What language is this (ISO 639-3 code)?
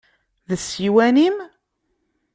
kab